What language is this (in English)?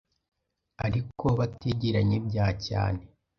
Kinyarwanda